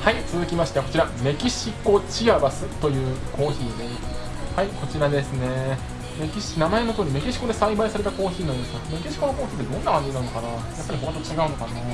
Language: Japanese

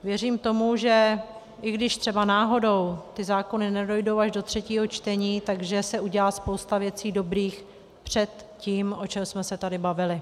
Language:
Czech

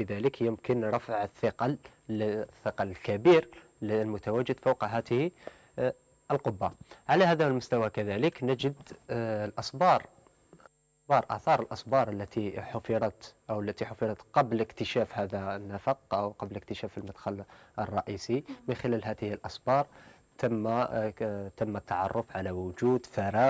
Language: Arabic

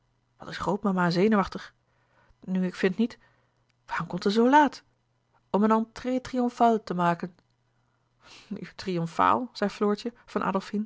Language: Dutch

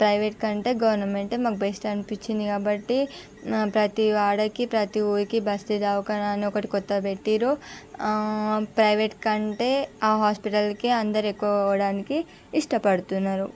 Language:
Telugu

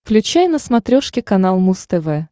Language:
Russian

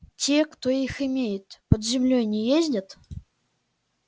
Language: Russian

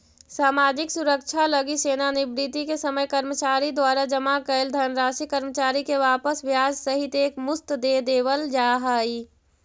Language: Magahi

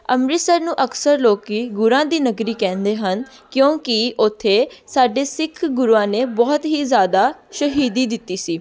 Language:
Punjabi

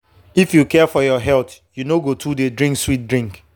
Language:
Nigerian Pidgin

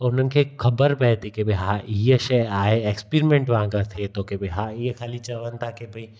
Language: Sindhi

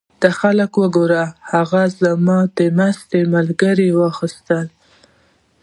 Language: Pashto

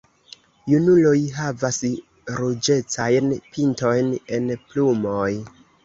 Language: Esperanto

